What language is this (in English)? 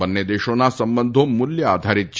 Gujarati